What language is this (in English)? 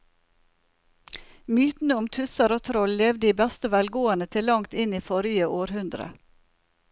Norwegian